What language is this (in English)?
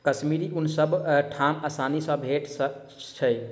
Maithili